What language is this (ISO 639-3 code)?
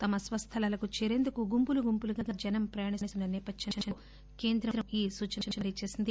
tel